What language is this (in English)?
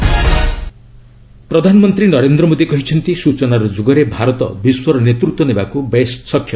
Odia